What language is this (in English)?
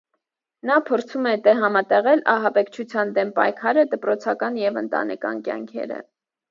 Armenian